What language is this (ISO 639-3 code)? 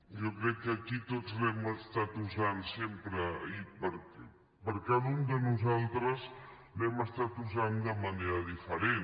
cat